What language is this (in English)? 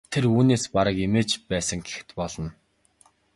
Mongolian